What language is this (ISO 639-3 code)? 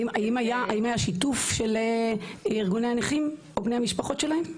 heb